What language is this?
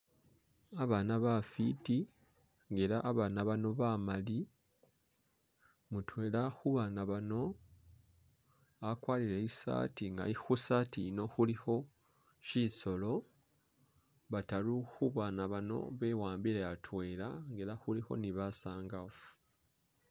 Masaaba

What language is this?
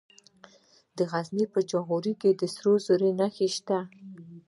Pashto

